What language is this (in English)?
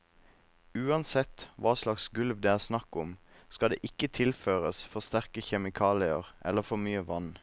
Norwegian